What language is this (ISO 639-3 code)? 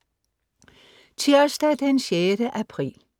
dan